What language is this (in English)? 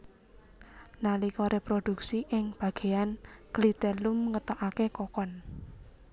Javanese